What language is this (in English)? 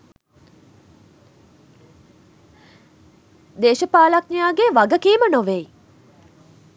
Sinhala